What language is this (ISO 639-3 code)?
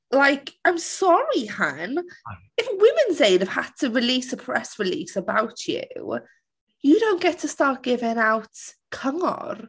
cym